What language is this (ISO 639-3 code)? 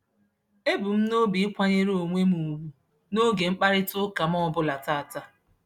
ibo